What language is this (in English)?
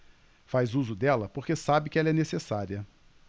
Portuguese